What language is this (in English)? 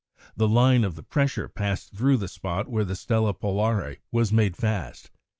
English